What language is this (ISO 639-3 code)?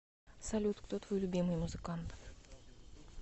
rus